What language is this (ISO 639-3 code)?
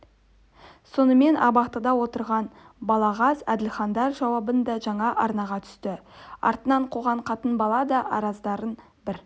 kaz